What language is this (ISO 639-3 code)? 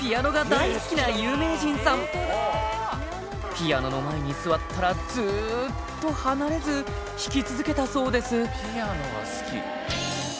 jpn